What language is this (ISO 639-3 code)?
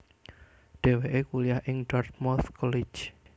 jav